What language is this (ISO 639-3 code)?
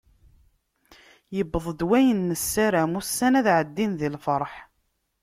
kab